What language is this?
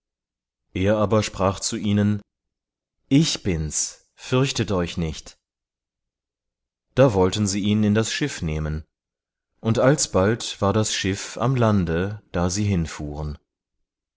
German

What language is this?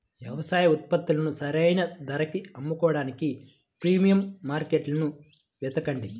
Telugu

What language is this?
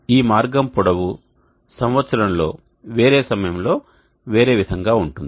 Telugu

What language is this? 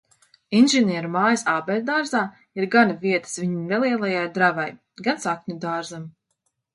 Latvian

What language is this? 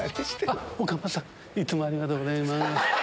Japanese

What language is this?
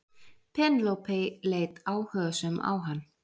Icelandic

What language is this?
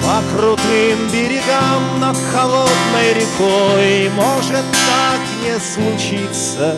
Russian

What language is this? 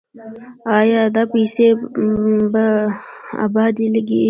Pashto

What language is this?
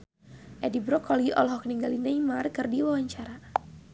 Sundanese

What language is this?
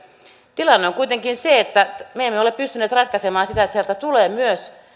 Finnish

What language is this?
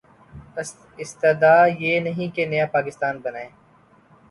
Urdu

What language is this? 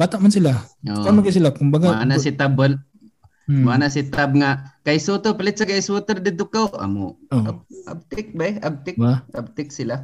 Filipino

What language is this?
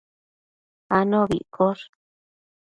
Matsés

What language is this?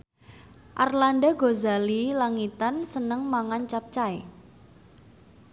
Javanese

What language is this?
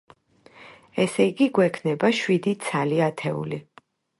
Georgian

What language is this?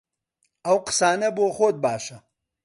Central Kurdish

